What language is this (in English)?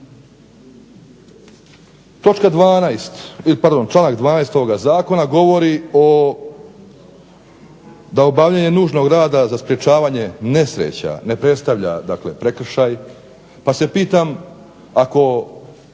Croatian